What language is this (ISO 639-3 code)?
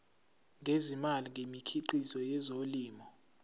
zul